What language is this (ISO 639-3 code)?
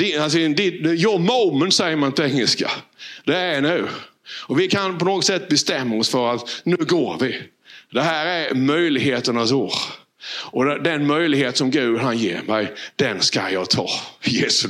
swe